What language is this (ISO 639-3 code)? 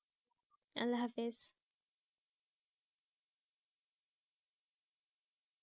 ben